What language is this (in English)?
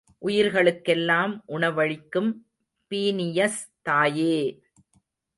Tamil